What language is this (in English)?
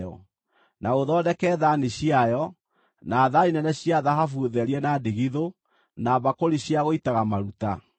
Kikuyu